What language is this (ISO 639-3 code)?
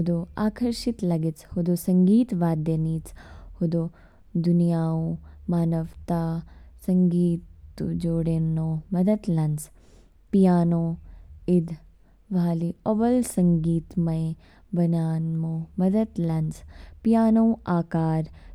kfk